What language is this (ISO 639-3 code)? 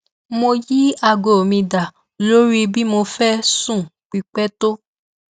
yor